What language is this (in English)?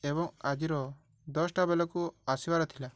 Odia